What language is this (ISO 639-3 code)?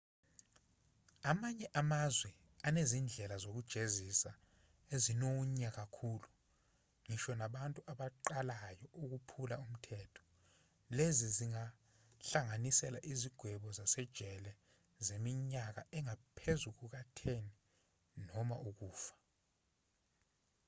zul